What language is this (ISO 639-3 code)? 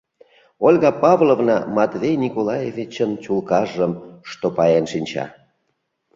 chm